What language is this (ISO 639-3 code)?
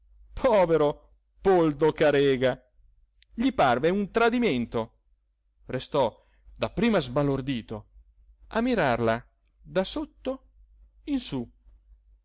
ita